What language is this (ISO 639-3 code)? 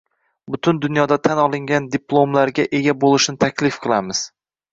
uzb